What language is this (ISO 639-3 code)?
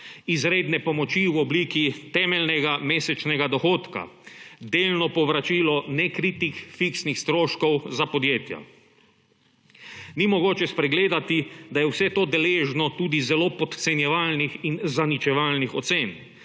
slv